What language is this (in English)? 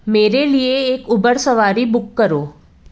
Hindi